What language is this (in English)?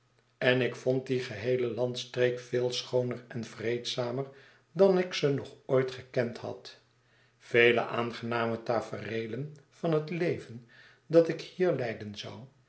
Dutch